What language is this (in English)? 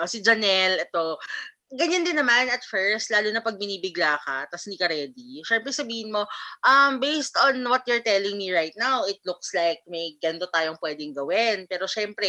Filipino